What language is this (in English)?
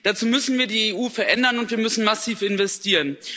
German